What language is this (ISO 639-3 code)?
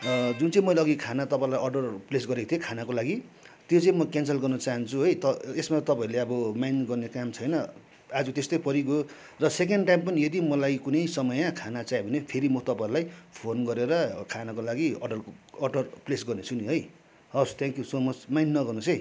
nep